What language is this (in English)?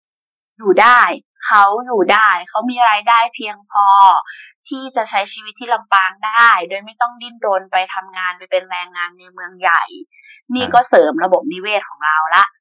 Thai